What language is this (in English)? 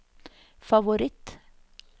Norwegian